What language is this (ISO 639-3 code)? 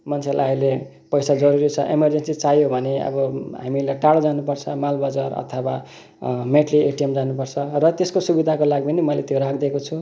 nep